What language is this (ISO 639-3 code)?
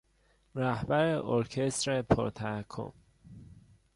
fas